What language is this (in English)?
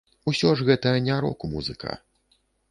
Belarusian